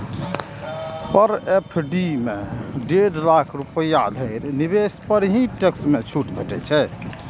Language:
Maithili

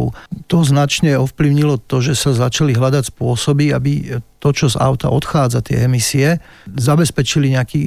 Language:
Slovak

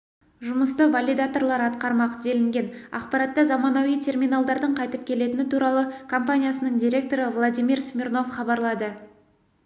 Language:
Kazakh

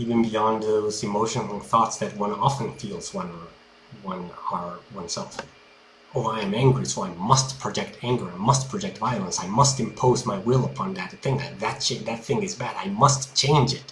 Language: English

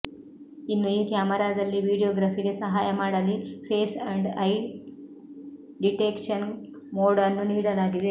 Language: Kannada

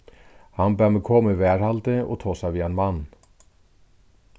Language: Faroese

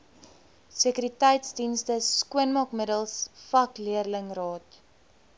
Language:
Afrikaans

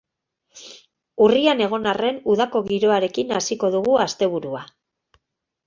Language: Basque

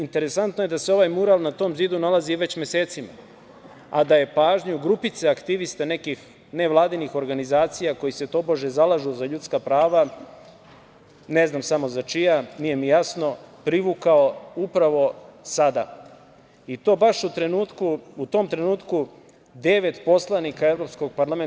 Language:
Serbian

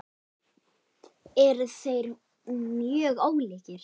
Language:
Icelandic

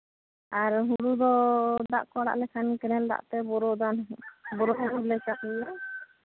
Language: Santali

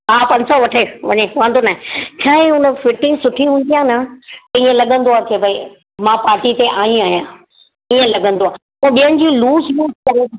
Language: Sindhi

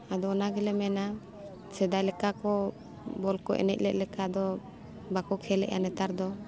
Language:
Santali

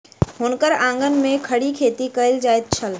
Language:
Maithili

